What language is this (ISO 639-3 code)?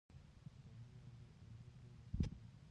pus